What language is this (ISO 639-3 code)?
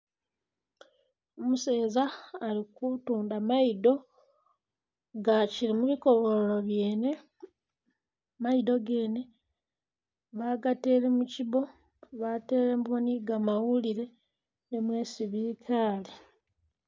myx